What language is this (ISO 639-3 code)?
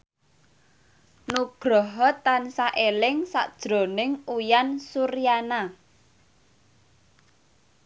jav